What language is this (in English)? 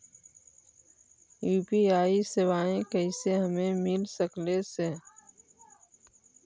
Magahi